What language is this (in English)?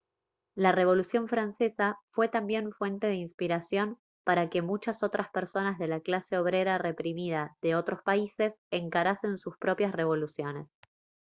Spanish